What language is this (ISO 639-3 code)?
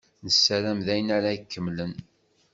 kab